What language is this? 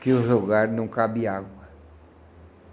Portuguese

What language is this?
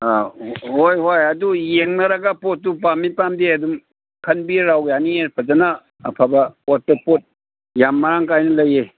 Manipuri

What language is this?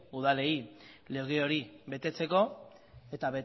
Basque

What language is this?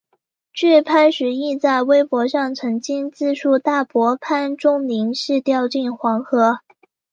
Chinese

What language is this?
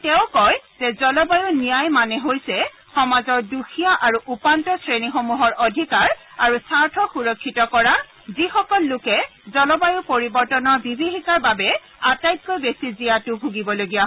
Assamese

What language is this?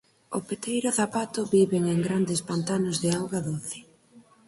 Galician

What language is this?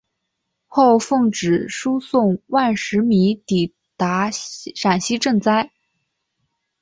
Chinese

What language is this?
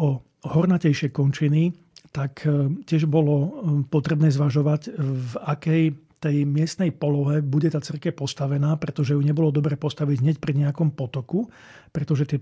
Slovak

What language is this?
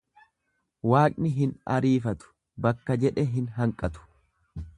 Oromo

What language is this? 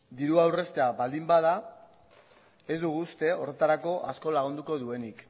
Basque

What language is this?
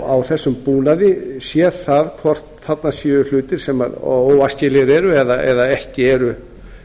Icelandic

